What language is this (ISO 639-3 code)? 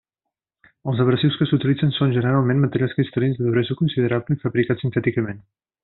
cat